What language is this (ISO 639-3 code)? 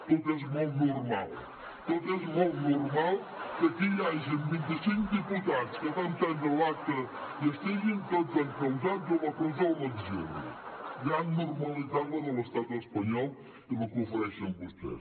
cat